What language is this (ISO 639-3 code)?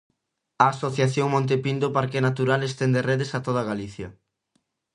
glg